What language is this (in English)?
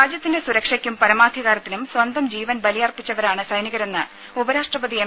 Malayalam